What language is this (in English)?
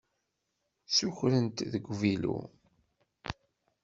Kabyle